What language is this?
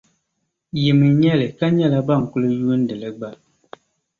Dagbani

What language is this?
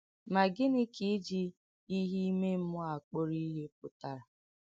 Igbo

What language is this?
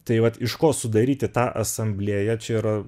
Lithuanian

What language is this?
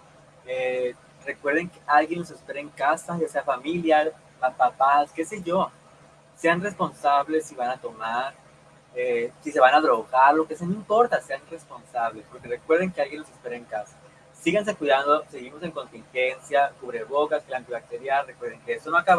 Spanish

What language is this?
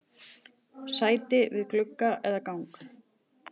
Icelandic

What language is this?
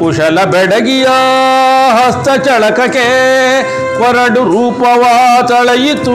Kannada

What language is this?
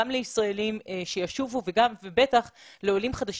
Hebrew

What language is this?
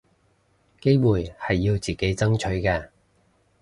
Cantonese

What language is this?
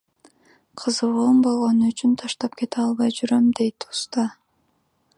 Kyrgyz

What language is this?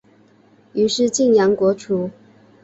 Chinese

